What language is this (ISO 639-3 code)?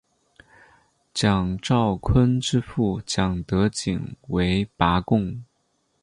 zho